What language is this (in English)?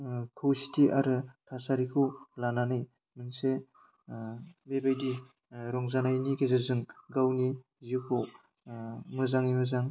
Bodo